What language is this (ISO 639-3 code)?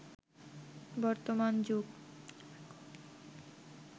ben